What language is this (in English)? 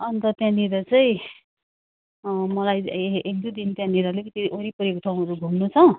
Nepali